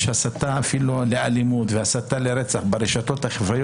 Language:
Hebrew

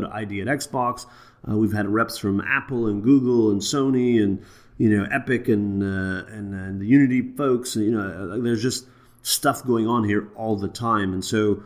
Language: English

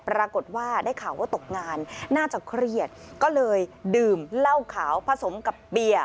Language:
Thai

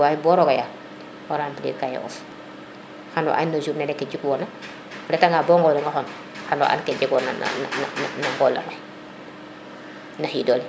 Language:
Serer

